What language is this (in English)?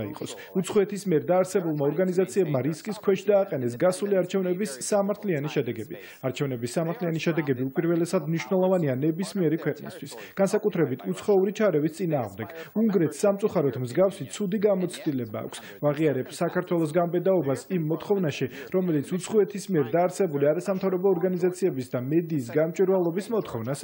Romanian